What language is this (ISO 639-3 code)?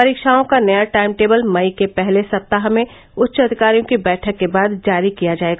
hin